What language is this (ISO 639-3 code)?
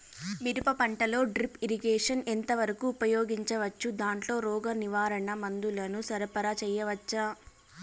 tel